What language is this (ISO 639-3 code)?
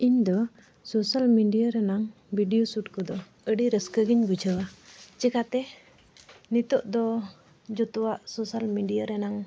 sat